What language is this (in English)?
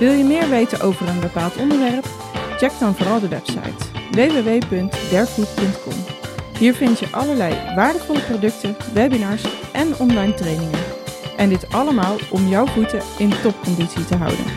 Dutch